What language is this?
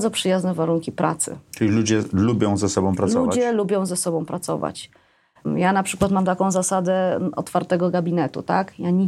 Polish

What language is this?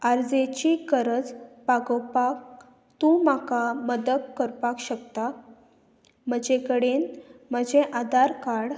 Konkani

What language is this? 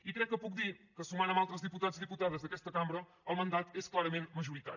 Catalan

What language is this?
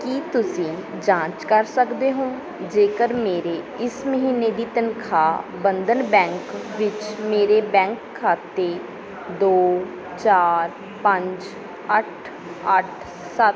Punjabi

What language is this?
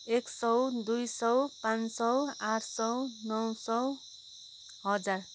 Nepali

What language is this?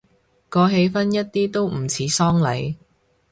Cantonese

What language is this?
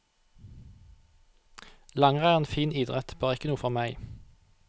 Norwegian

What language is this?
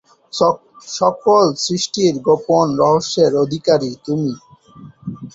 Bangla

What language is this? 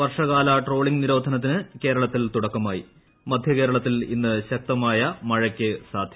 Malayalam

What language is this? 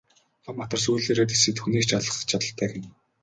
Mongolian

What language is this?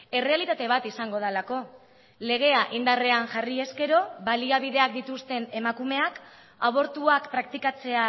Basque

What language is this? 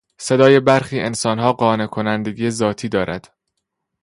Persian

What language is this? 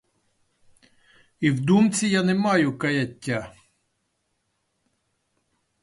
Ukrainian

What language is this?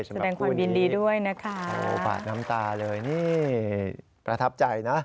Thai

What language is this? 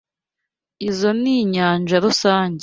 Kinyarwanda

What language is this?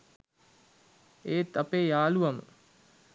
Sinhala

